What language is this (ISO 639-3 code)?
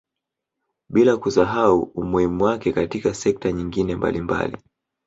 swa